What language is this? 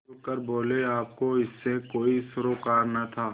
Hindi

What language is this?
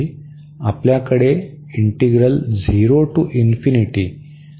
Marathi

